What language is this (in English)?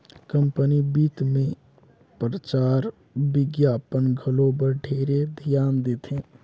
Chhattisgarhi